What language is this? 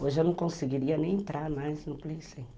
Portuguese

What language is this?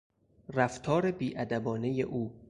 Persian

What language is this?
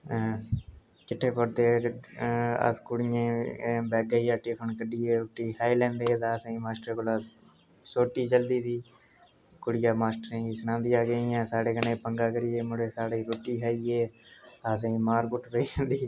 Dogri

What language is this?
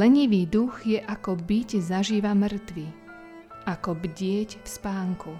Slovak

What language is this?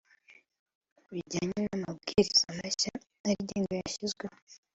Kinyarwanda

